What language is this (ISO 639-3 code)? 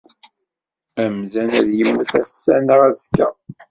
kab